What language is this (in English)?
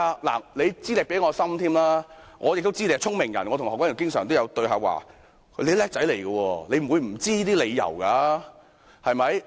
Cantonese